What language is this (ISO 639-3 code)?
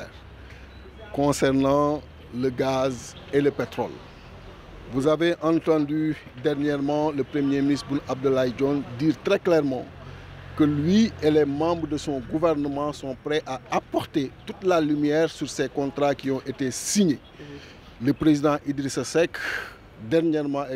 fra